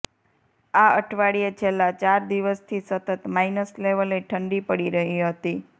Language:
Gujarati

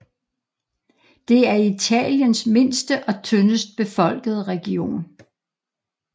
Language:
Danish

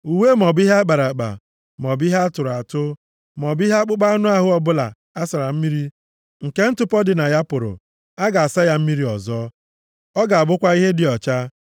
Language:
Igbo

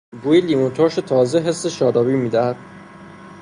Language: Persian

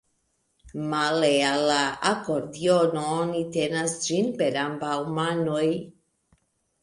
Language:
Esperanto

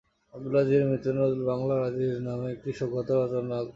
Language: Bangla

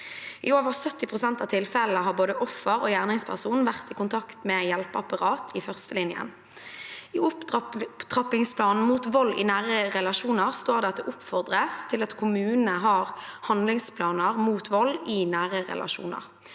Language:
Norwegian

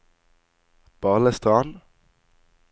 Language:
Norwegian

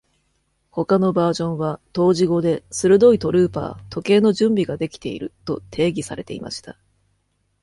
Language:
Japanese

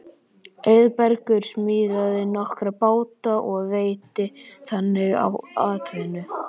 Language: Icelandic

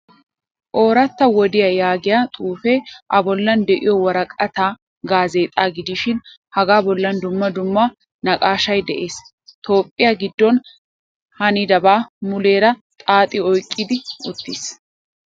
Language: Wolaytta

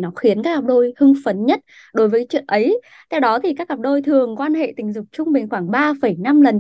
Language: Vietnamese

